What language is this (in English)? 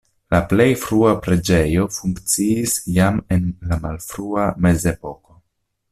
Esperanto